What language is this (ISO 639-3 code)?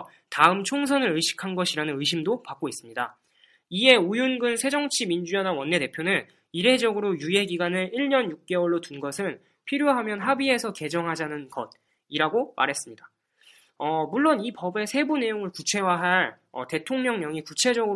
kor